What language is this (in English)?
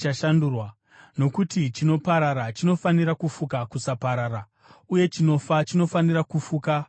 Shona